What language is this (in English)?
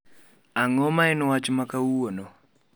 Luo (Kenya and Tanzania)